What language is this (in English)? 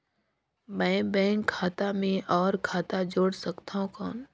Chhattisgarhi